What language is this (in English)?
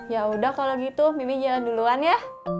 Indonesian